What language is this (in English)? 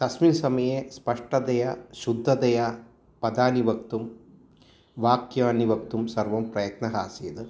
Sanskrit